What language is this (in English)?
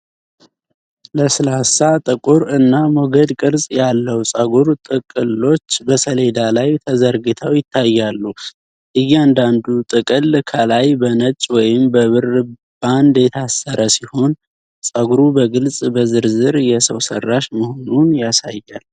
Amharic